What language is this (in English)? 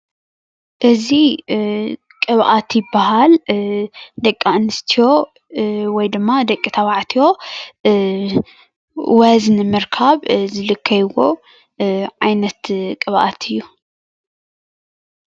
Tigrinya